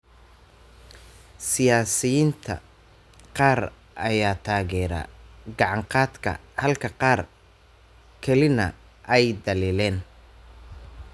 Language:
Somali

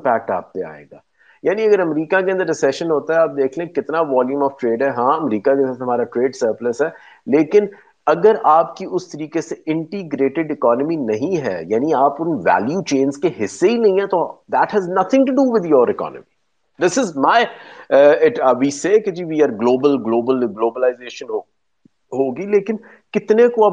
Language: Urdu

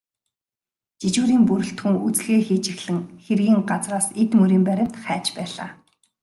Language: Mongolian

